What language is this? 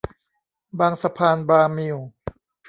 Thai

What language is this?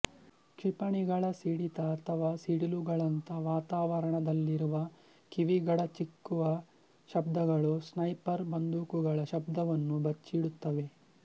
Kannada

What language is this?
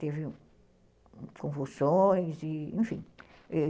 Portuguese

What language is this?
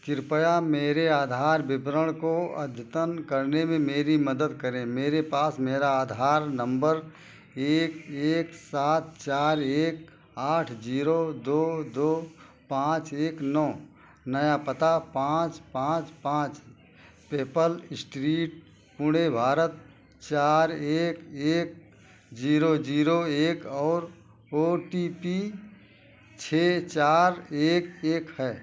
Hindi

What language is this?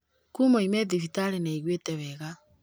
Kikuyu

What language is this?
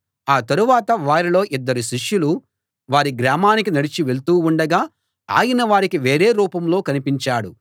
Telugu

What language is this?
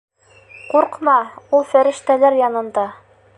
Bashkir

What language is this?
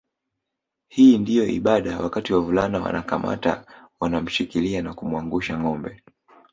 Swahili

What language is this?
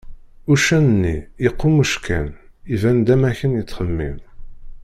Kabyle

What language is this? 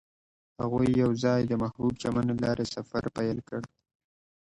Pashto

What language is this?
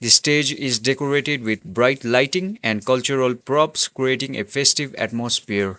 English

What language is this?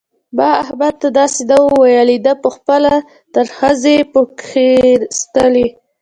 Pashto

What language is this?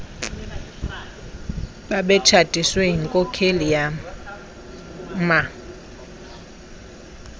Xhosa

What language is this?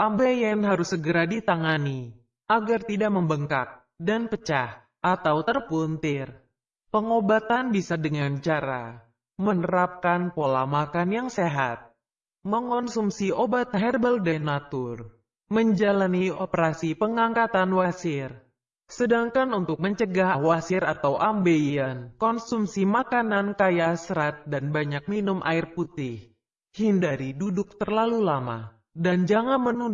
Indonesian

